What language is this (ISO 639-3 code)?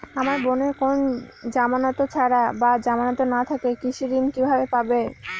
ben